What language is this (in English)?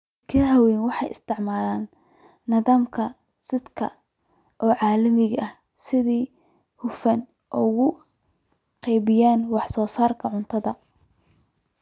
Somali